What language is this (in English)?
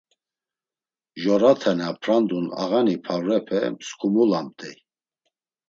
Laz